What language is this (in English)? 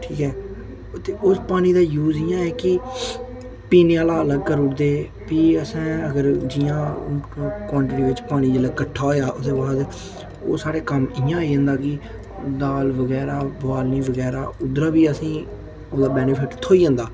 Dogri